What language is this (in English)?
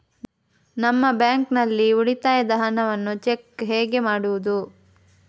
Kannada